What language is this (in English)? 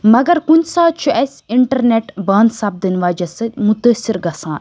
Kashmiri